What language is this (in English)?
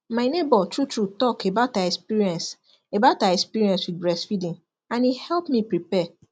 Nigerian Pidgin